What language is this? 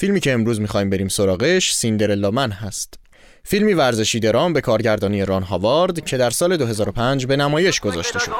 Persian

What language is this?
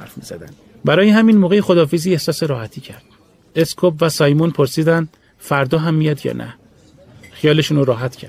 Persian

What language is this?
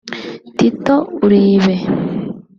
Kinyarwanda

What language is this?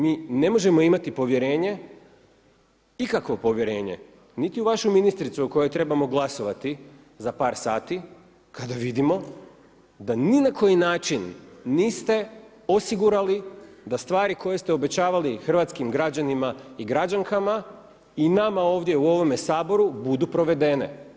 Croatian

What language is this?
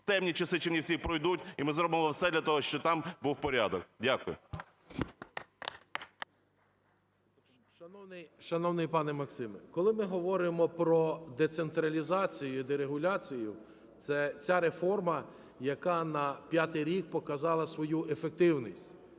Ukrainian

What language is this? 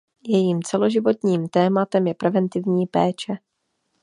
Czech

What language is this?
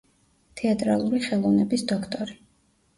Georgian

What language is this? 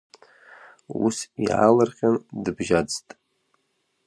Abkhazian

